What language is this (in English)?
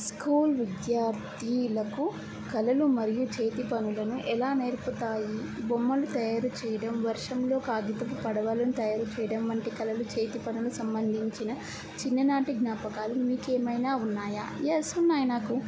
Telugu